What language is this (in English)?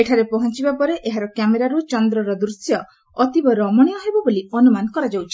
Odia